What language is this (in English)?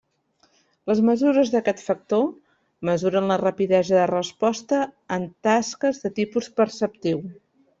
Catalan